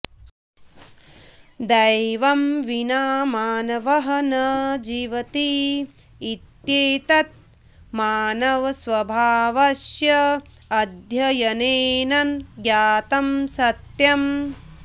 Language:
Sanskrit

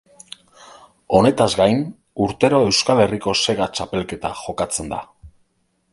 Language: Basque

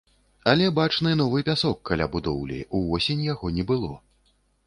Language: Belarusian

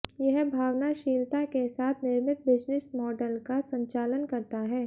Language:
Hindi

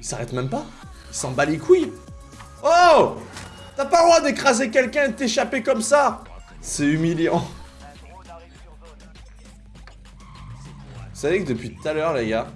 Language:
French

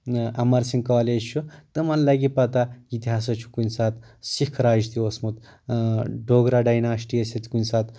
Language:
Kashmiri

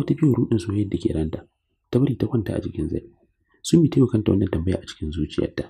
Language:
Arabic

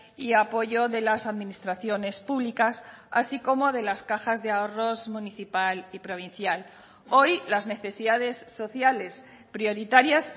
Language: Spanish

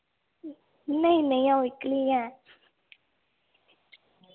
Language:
Dogri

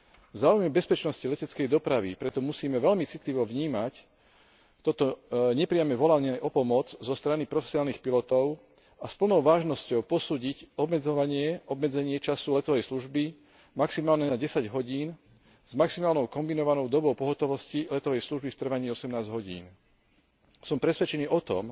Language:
Slovak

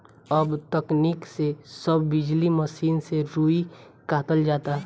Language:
Bhojpuri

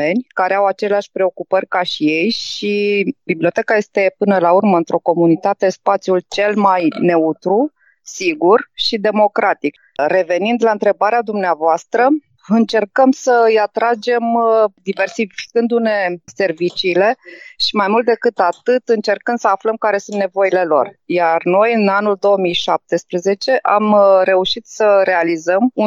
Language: Romanian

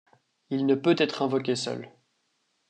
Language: French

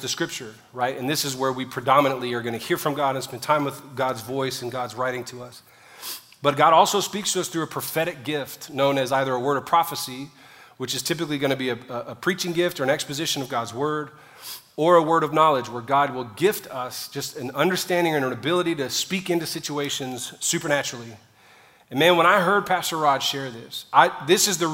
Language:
English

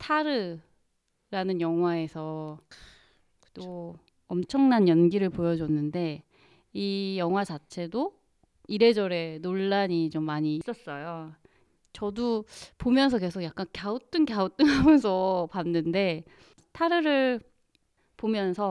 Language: Korean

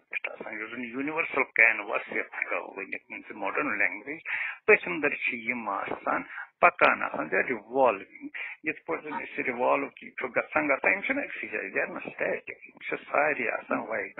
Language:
Romanian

